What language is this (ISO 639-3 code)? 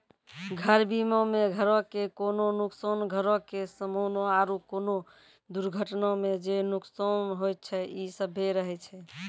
mai